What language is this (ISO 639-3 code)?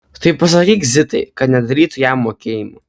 lit